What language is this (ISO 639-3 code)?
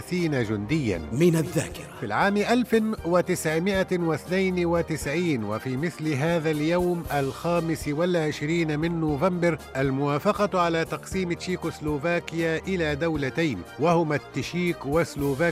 ara